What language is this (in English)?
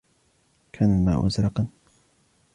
Arabic